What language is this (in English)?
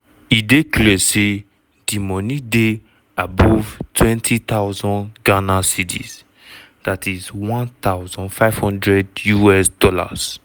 Nigerian Pidgin